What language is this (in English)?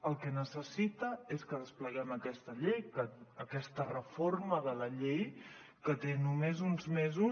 Catalan